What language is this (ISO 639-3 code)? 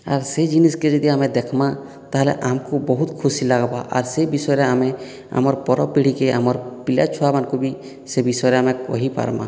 ori